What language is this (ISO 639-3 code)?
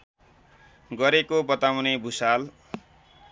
nep